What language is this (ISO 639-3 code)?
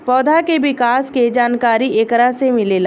bho